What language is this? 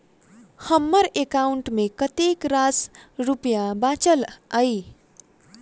Maithili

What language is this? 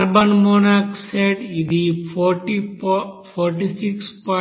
Telugu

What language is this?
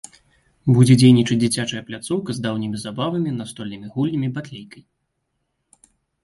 Belarusian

